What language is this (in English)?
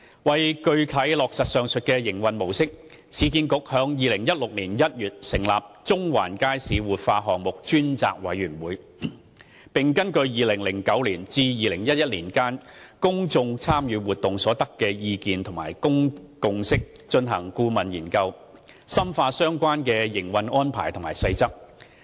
Cantonese